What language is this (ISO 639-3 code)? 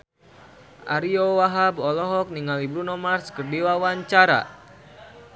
sun